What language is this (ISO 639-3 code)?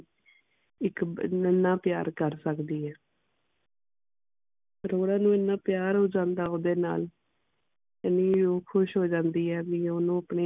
pan